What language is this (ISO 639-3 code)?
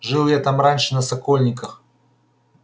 rus